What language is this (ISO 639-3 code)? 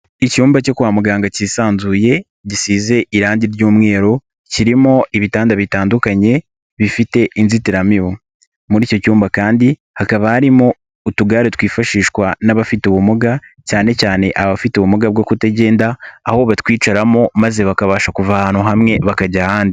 kin